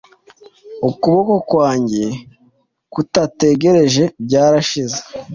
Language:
Kinyarwanda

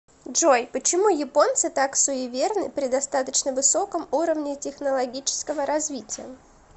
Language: Russian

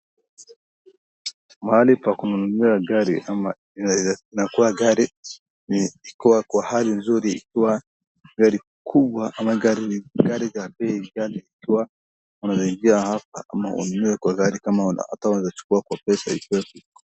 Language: Swahili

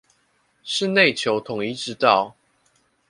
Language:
Chinese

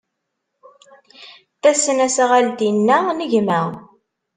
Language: Kabyle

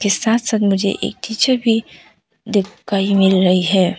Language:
Hindi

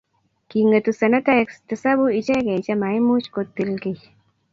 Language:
Kalenjin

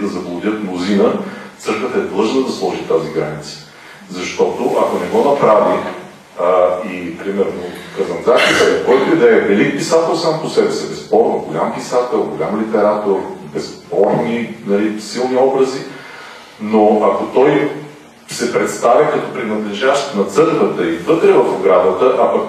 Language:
Bulgarian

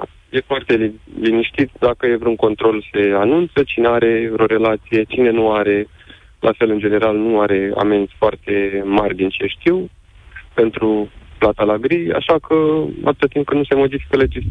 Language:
Romanian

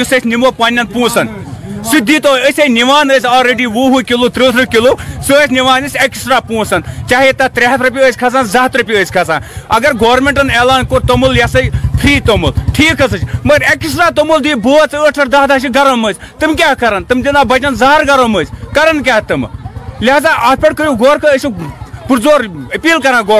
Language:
Urdu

